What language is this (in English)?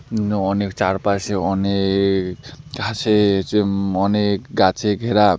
Bangla